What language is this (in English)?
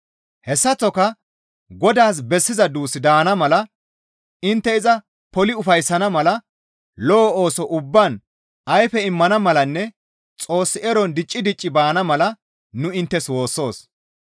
Gamo